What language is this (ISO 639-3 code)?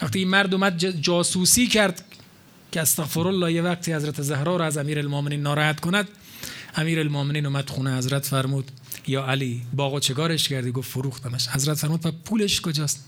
fas